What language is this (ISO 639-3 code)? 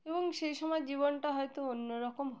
ben